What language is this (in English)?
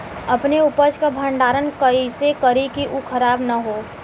Bhojpuri